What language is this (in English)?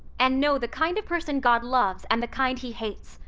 English